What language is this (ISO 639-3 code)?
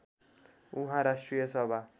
nep